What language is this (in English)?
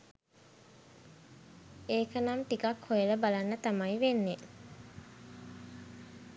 Sinhala